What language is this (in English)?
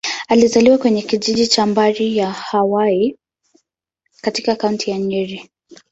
Swahili